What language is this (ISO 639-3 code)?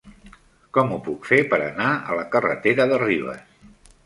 cat